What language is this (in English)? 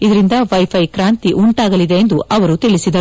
Kannada